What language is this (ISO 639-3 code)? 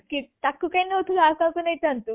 ori